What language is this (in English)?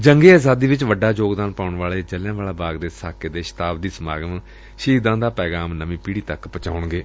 Punjabi